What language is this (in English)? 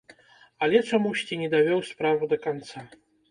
Belarusian